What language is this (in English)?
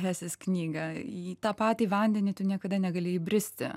Lithuanian